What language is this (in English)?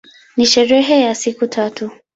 Swahili